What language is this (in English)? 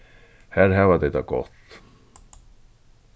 Faroese